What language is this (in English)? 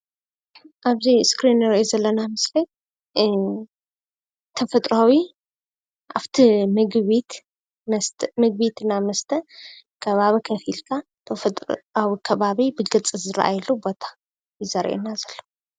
Tigrinya